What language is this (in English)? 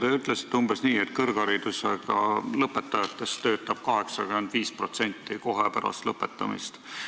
Estonian